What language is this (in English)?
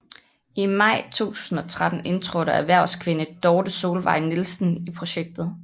Danish